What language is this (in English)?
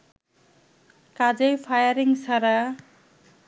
Bangla